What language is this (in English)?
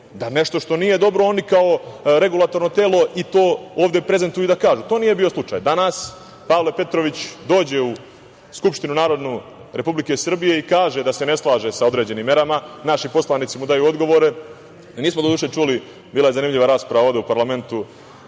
Serbian